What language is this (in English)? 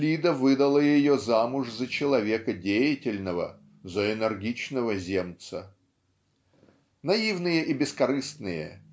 Russian